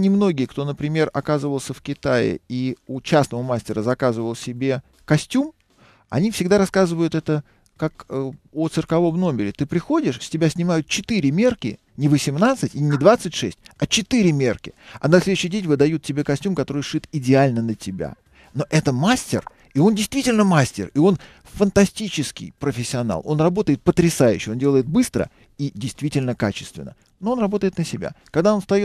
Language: Russian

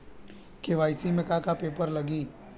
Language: Bhojpuri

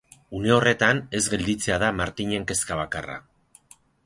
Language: Basque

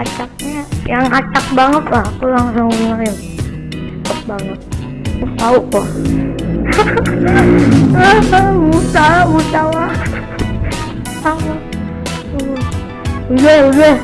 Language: Indonesian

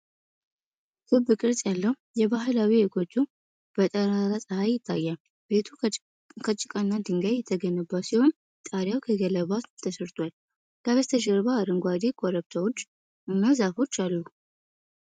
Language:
Amharic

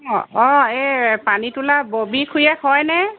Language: Assamese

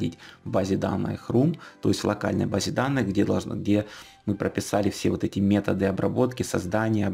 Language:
Russian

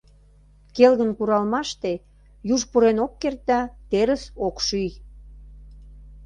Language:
Mari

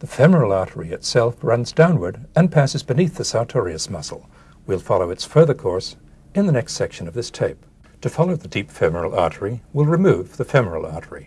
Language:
English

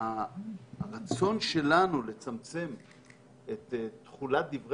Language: Hebrew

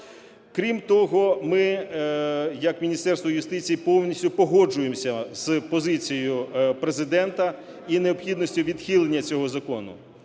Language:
Ukrainian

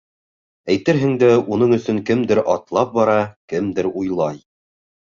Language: Bashkir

